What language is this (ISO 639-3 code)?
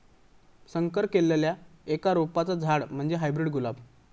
mar